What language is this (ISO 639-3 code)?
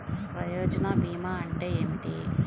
tel